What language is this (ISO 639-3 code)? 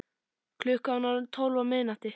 isl